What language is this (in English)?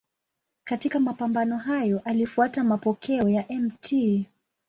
Swahili